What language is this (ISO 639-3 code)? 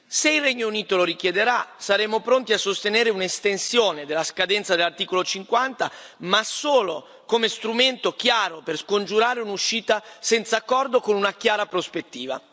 ita